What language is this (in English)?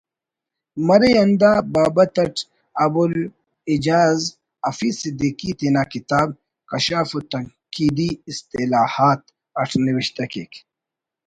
Brahui